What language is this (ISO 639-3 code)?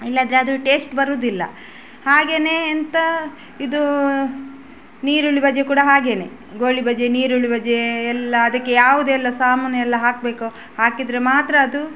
kan